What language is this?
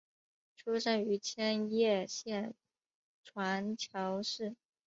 Chinese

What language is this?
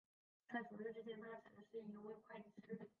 Chinese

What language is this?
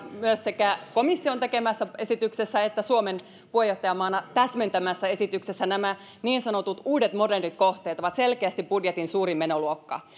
Finnish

